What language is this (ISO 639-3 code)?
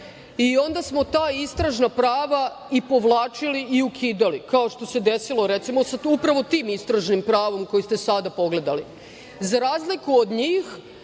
srp